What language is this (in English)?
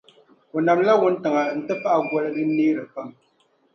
Dagbani